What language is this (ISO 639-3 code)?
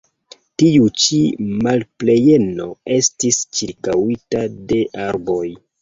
epo